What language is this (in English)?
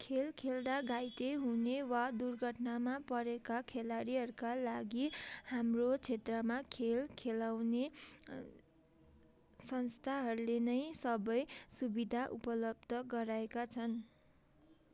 Nepali